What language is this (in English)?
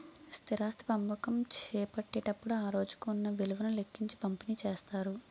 Telugu